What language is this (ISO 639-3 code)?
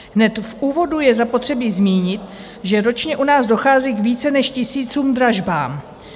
ces